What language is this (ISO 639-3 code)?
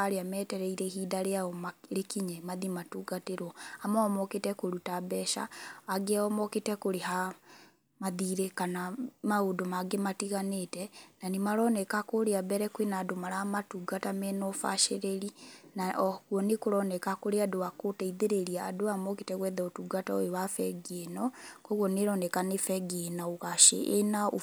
kik